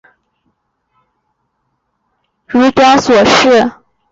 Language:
Chinese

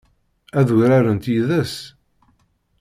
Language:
Kabyle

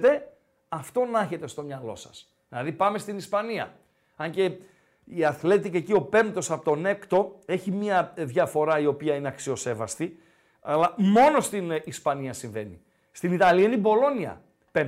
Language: Greek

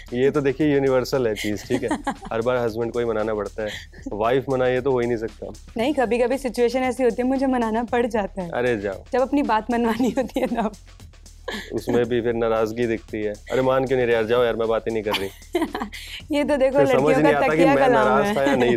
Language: Punjabi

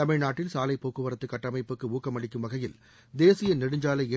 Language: Tamil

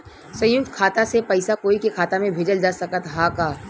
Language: Bhojpuri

